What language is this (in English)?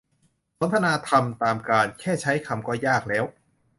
Thai